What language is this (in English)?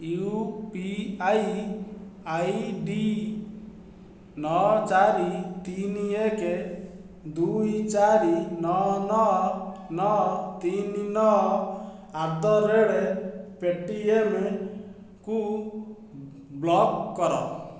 Odia